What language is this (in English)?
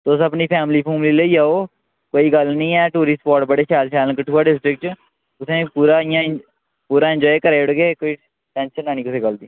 Dogri